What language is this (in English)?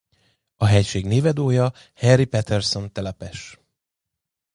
Hungarian